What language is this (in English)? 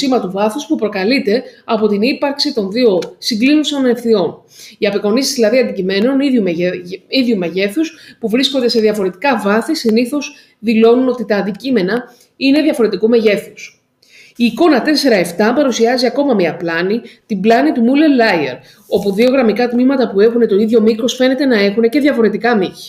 Greek